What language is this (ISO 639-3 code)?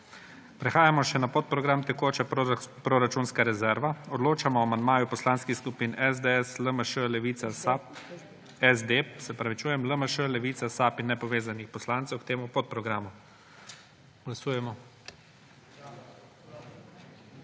slv